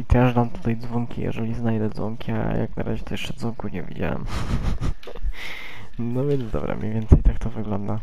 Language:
Polish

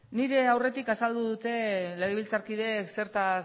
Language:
Basque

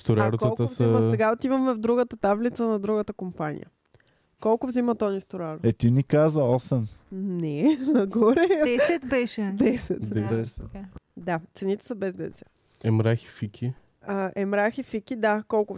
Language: Bulgarian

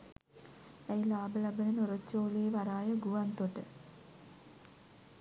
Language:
Sinhala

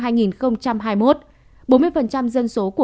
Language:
Vietnamese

